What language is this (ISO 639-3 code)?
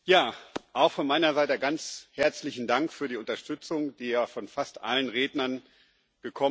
deu